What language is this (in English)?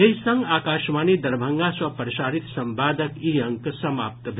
Maithili